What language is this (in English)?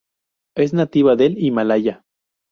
Spanish